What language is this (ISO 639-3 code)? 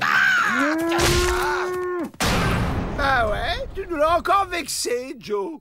fra